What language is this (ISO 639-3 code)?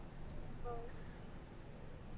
kan